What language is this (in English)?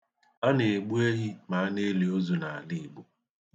Igbo